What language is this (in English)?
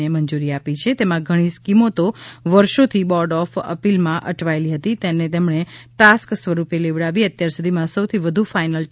Gujarati